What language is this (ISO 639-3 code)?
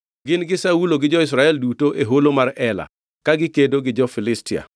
luo